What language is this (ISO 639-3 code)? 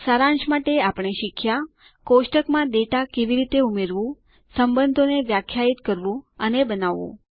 guj